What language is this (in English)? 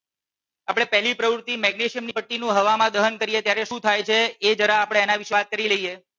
Gujarati